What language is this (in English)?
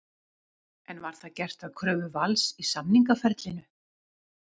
Icelandic